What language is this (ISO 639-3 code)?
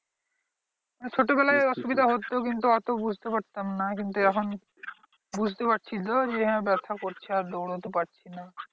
ben